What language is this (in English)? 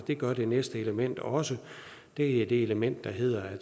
Danish